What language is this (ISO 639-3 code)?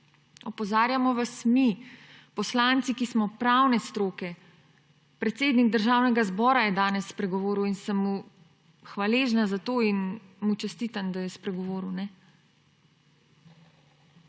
slv